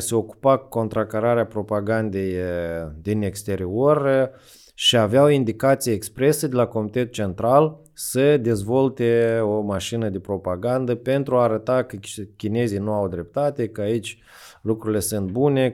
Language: Romanian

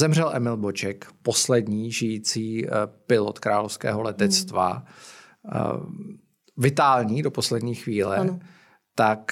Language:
Czech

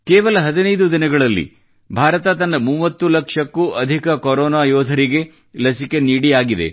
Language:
Kannada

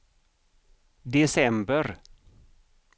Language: Swedish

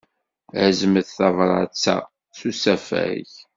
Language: Kabyle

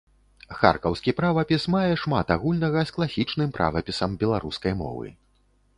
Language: Belarusian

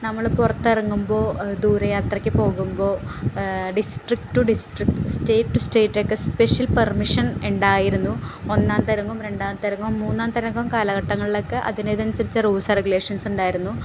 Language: Malayalam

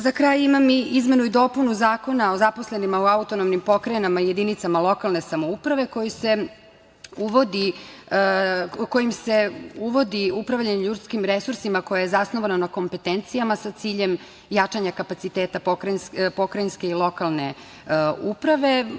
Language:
Serbian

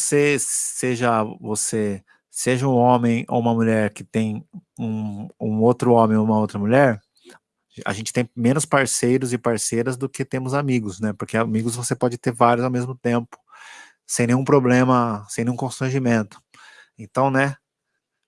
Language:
Portuguese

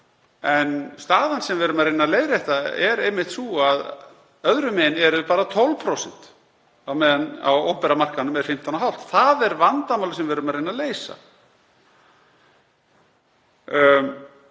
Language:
Icelandic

